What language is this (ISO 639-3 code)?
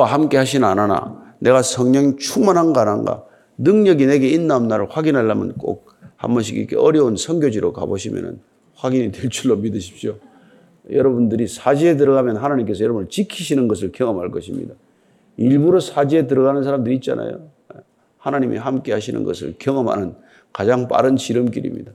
kor